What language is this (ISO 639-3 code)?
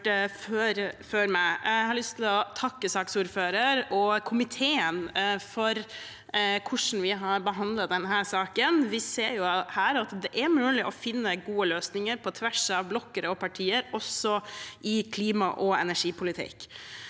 nor